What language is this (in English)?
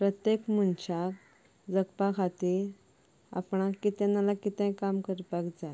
Konkani